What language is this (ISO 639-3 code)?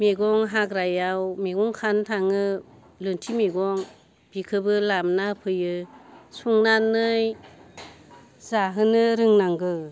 brx